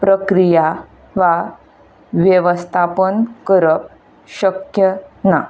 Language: Konkani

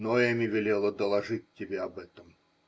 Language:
Russian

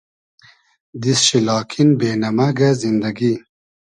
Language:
Hazaragi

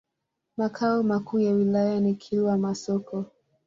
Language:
Swahili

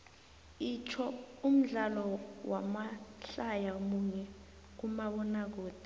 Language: South Ndebele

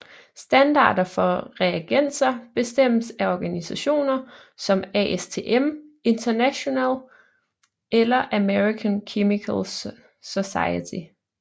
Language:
Danish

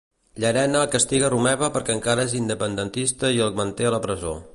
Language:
Catalan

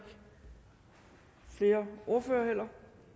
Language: Danish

